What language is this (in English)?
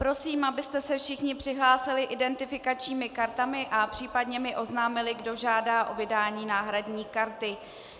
Czech